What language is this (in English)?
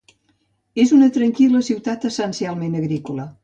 Catalan